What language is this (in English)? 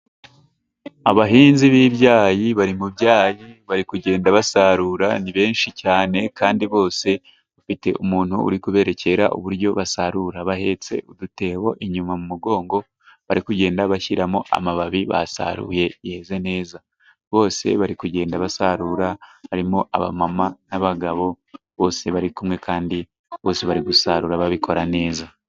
Kinyarwanda